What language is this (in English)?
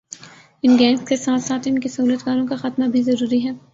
Urdu